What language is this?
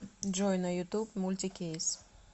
Russian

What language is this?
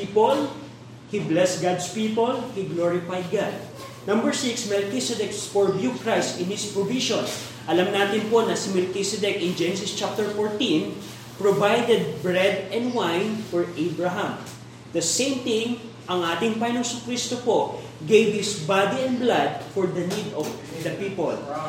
Filipino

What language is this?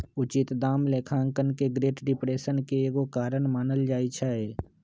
Magahi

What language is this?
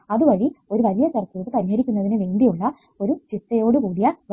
Malayalam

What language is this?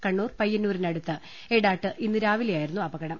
Malayalam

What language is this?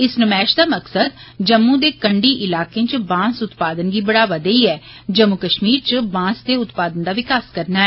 Dogri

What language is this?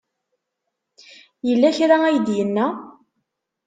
Kabyle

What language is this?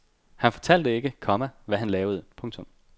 Danish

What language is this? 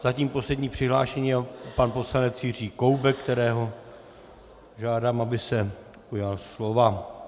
Czech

